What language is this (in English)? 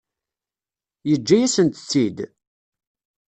Kabyle